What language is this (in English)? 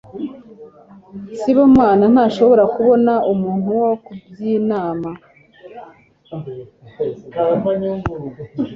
Kinyarwanda